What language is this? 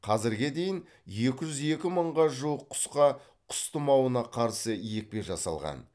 Kazakh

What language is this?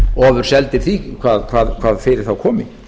Icelandic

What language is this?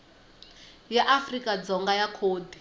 Tsonga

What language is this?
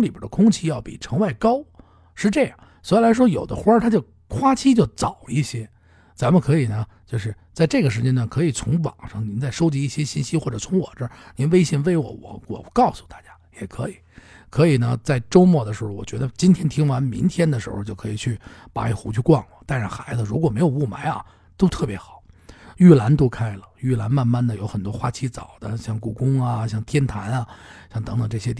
Chinese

